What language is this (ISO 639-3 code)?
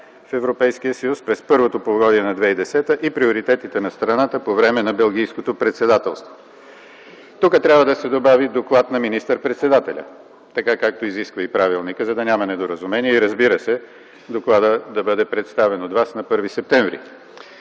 bul